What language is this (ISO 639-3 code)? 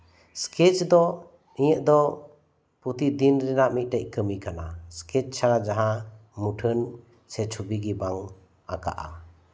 sat